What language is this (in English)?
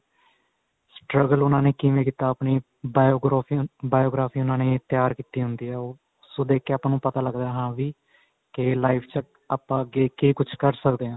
Punjabi